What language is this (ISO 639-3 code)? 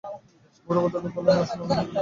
ben